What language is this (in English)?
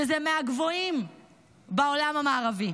Hebrew